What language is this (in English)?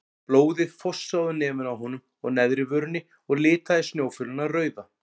Icelandic